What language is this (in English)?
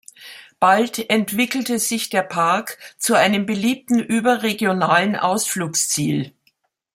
German